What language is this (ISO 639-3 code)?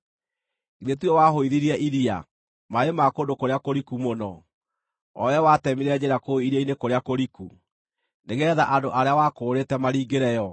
kik